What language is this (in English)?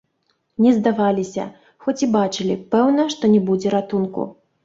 Belarusian